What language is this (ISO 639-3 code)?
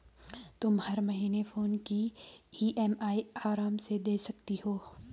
hin